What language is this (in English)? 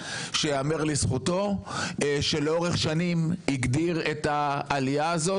Hebrew